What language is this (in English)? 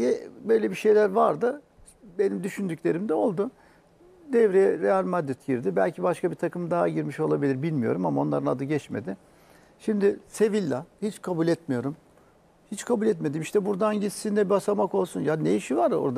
Turkish